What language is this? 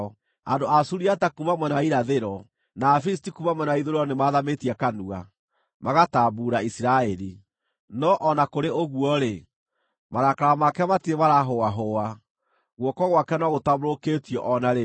Kikuyu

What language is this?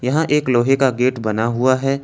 Hindi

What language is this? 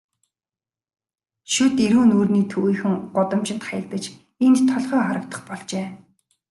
Mongolian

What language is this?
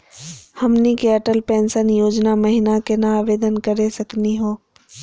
Magahi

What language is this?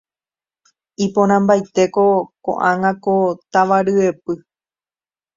Guarani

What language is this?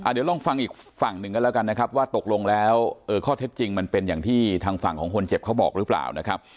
Thai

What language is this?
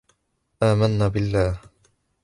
Arabic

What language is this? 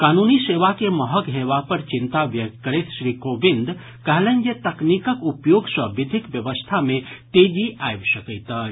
Maithili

